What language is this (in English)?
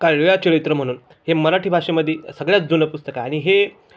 Marathi